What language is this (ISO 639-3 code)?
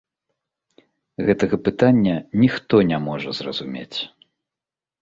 bel